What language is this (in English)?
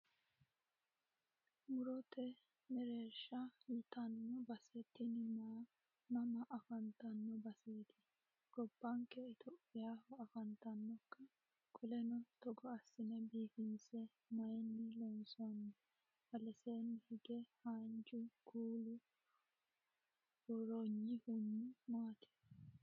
Sidamo